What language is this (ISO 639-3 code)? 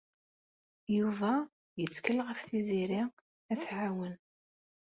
kab